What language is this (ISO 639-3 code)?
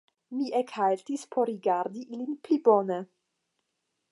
epo